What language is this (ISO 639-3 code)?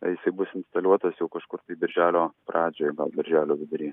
lit